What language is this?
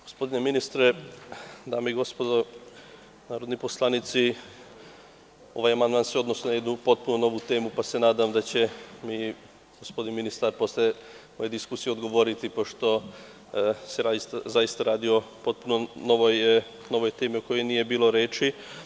Serbian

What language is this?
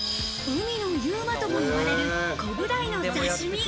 Japanese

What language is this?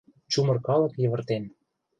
Mari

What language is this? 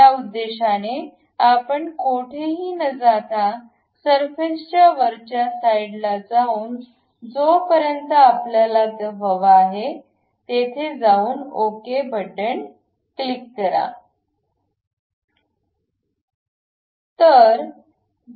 Marathi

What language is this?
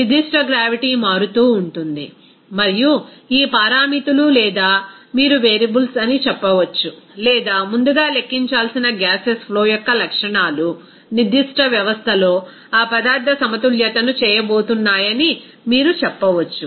Telugu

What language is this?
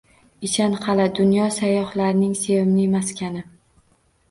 Uzbek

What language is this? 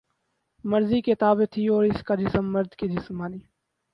Urdu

